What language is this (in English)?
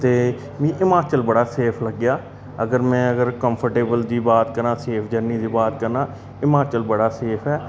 Dogri